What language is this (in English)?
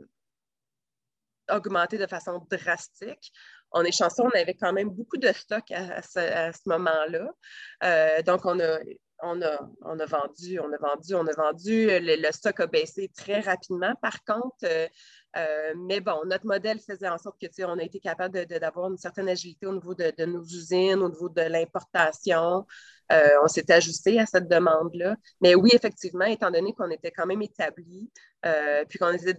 French